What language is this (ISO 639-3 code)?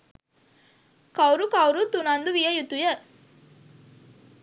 sin